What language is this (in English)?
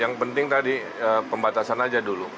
Indonesian